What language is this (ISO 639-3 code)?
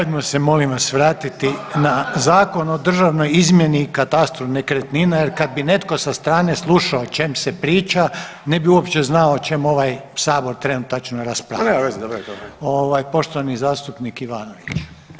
hrv